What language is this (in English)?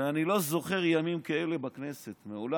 Hebrew